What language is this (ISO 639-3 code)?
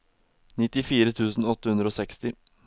nor